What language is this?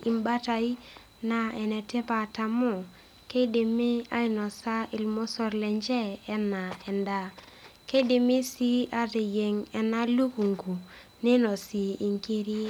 Masai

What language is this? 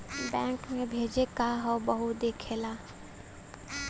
Bhojpuri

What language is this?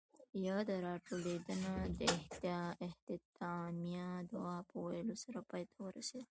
Pashto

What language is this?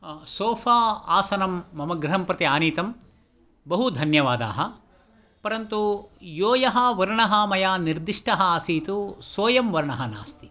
Sanskrit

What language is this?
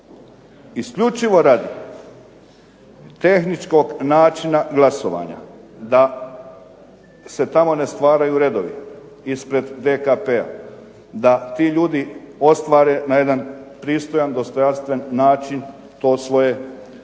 Croatian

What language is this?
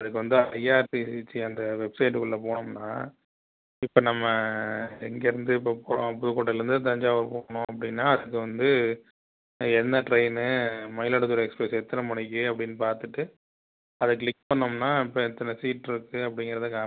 Tamil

